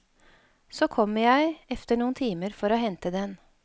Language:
Norwegian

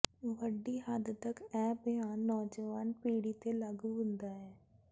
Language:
Punjabi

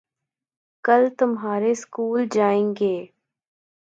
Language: Urdu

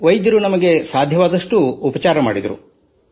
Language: Kannada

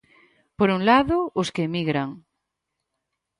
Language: Galician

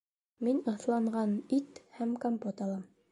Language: Bashkir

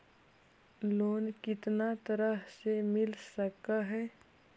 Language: Magahi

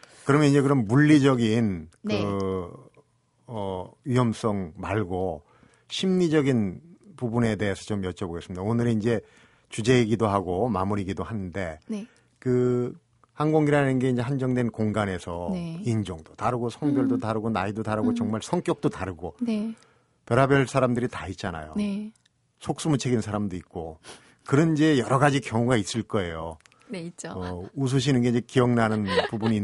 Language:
Korean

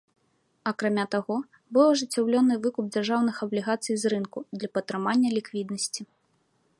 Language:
Belarusian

